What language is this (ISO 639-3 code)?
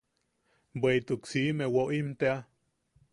yaq